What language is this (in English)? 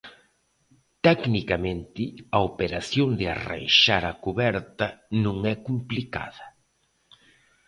Galician